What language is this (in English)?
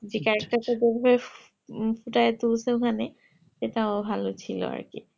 Bangla